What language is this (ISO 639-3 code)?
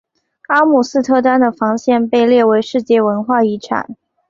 zho